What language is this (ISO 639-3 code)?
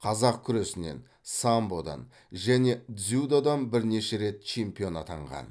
kaz